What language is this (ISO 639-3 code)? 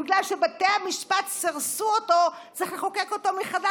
heb